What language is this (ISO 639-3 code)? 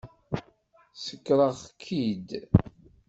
kab